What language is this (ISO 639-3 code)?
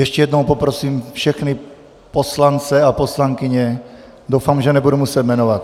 ces